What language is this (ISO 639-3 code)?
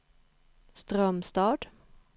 swe